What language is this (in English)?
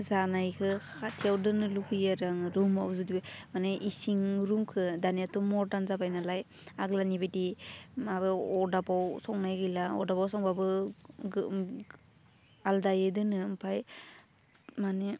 Bodo